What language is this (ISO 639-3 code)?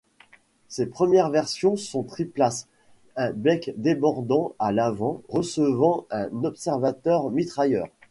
fra